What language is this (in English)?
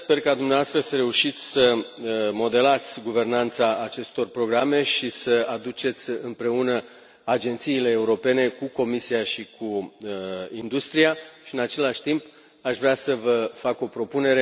Romanian